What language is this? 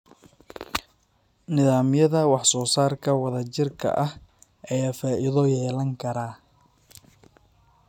Somali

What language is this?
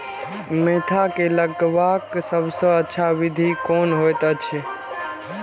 Maithili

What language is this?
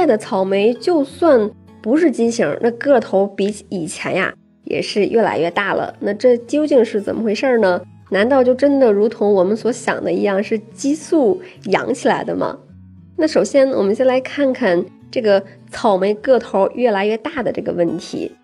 Chinese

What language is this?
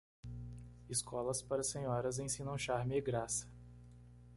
Portuguese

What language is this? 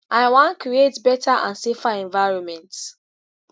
Nigerian Pidgin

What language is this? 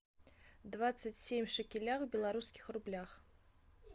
Russian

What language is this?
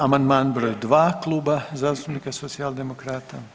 Croatian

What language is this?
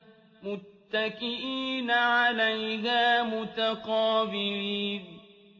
Arabic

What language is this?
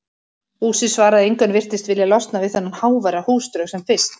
Icelandic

